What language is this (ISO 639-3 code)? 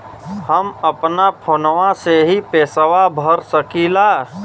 bho